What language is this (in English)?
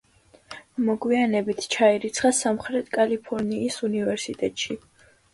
Georgian